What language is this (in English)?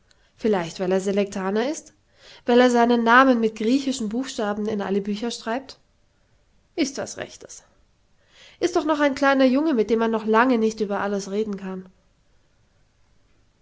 German